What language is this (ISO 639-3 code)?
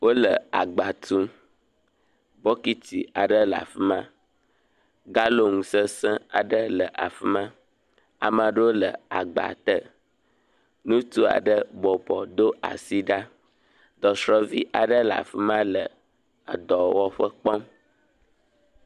ewe